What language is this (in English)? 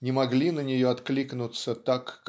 Russian